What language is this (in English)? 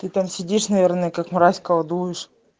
Russian